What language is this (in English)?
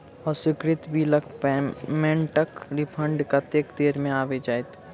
Maithili